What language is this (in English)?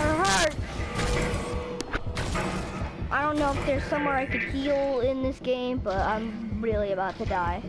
English